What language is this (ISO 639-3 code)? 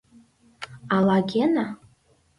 chm